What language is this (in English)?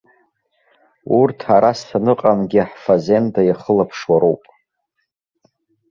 Abkhazian